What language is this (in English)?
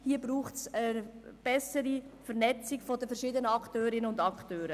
Swiss German